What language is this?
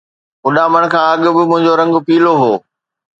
Sindhi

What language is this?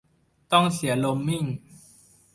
Thai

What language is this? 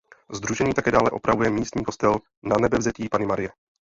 Czech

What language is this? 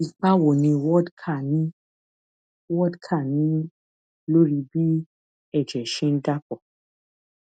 Yoruba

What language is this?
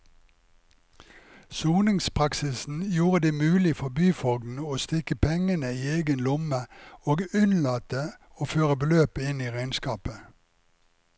Norwegian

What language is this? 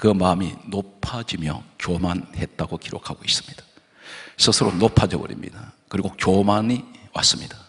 Korean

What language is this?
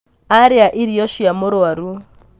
Kikuyu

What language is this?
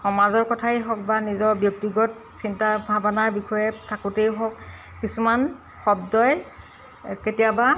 Assamese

